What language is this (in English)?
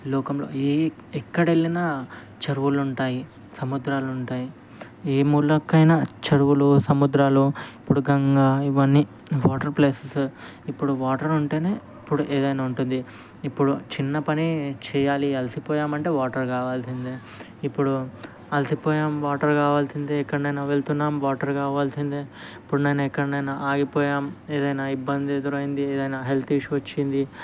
Telugu